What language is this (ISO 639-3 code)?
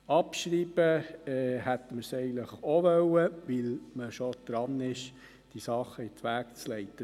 gsw